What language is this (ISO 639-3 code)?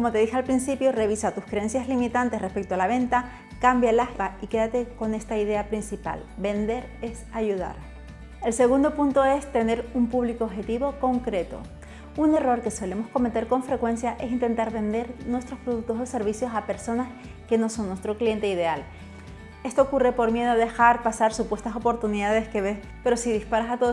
spa